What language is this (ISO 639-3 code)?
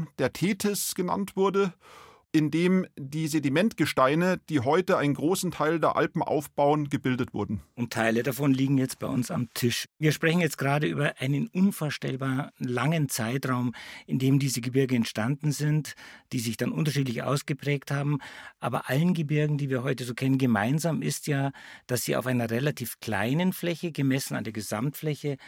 deu